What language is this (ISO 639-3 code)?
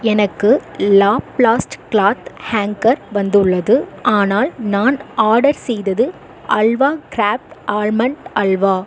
tam